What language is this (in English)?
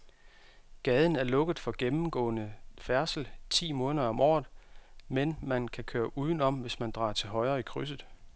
Danish